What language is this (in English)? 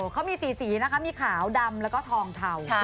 Thai